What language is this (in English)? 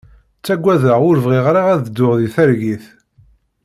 Kabyle